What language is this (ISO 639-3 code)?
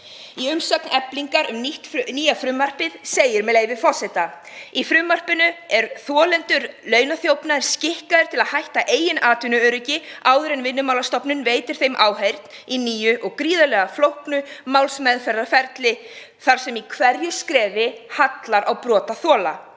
isl